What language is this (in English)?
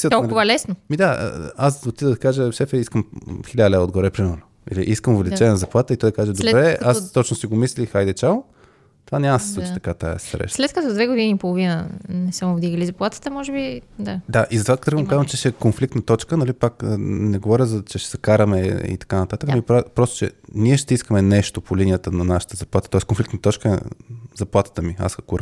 Bulgarian